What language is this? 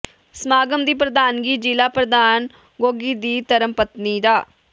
Punjabi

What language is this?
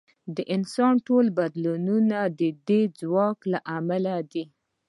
Pashto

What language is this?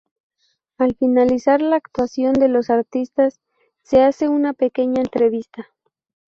Spanish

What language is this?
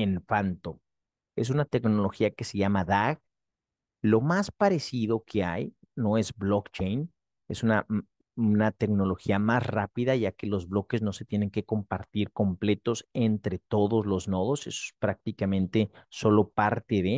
Spanish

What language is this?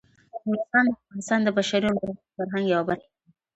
Pashto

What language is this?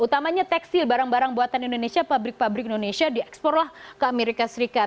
Indonesian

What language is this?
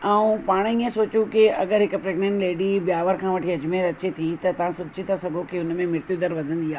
Sindhi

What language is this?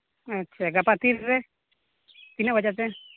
Santali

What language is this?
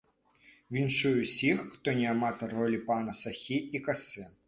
Belarusian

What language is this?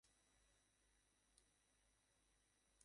Bangla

